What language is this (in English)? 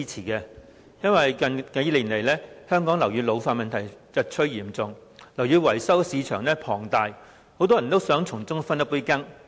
Cantonese